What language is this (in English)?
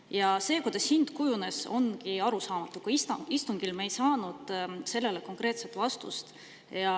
Estonian